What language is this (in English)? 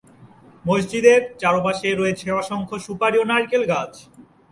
Bangla